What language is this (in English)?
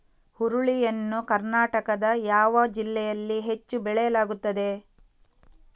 Kannada